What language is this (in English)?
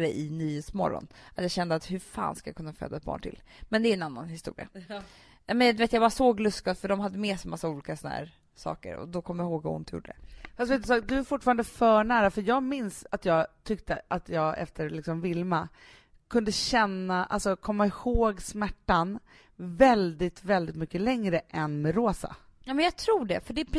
Swedish